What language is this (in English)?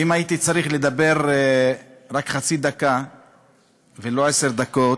Hebrew